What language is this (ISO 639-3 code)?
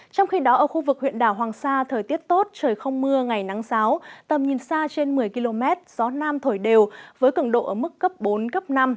vie